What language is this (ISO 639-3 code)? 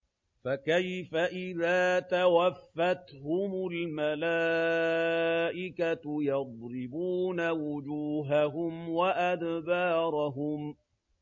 ara